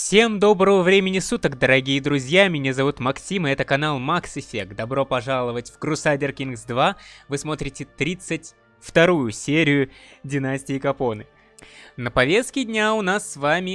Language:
Russian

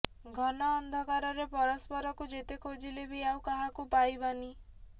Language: Odia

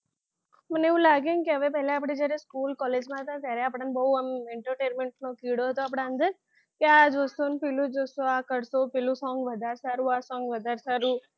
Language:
Gujarati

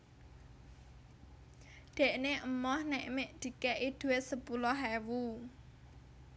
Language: Javanese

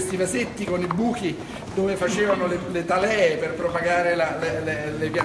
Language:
Italian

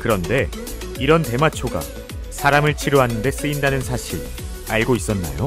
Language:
Korean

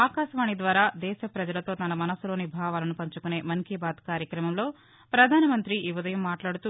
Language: Telugu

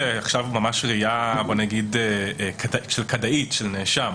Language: Hebrew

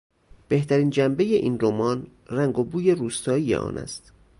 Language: Persian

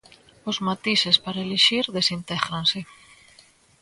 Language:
Galician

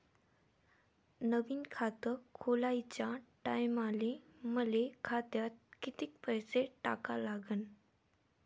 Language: Marathi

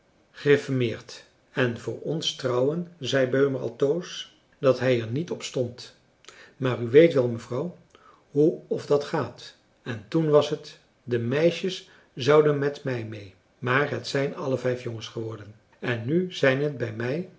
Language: Dutch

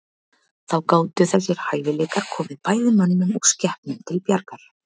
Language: Icelandic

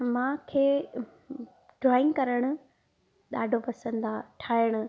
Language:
Sindhi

